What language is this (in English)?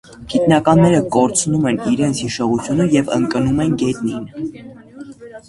Armenian